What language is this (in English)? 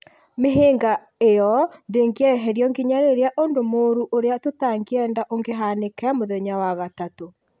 Kikuyu